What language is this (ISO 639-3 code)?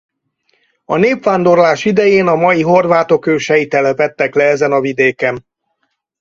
hun